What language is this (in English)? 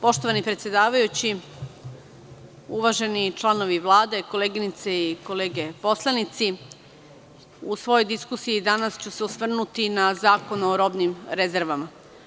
Serbian